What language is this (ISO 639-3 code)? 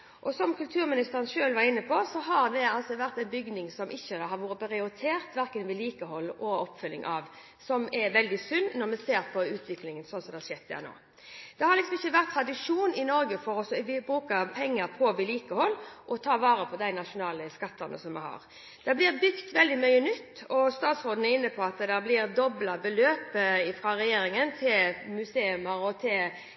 nob